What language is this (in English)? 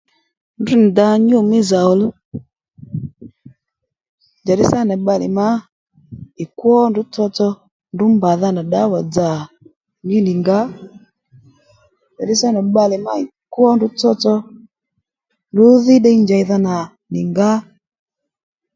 Lendu